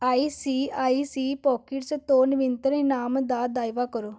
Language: Punjabi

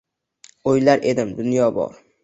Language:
Uzbek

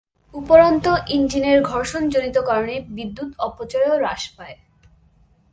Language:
Bangla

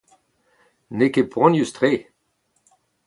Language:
Breton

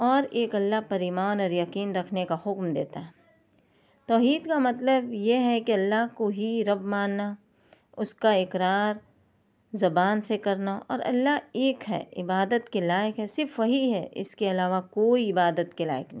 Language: Urdu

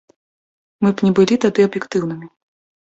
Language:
Belarusian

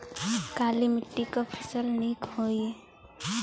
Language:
Bhojpuri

